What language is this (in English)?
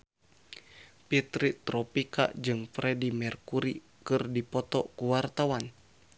Sundanese